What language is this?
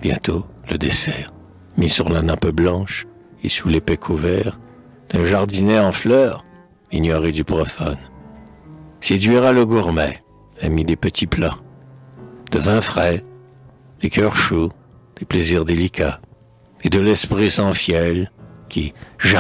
French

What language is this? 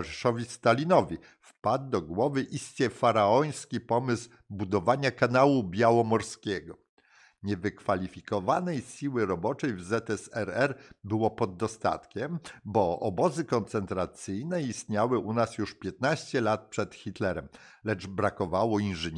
Polish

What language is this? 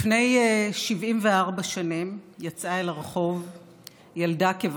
Hebrew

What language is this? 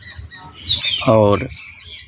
Maithili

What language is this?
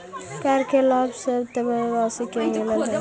Magahi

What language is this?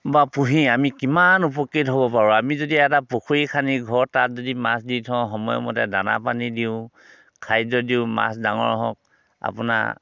Assamese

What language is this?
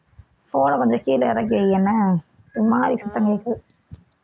Tamil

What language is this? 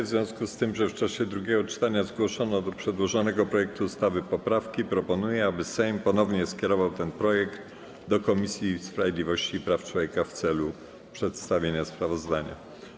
Polish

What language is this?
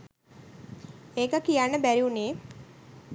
Sinhala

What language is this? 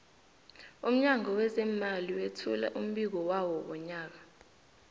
South Ndebele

